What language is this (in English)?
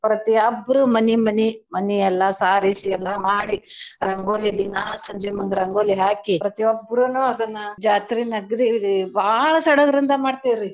Kannada